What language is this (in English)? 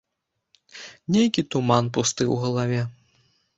Belarusian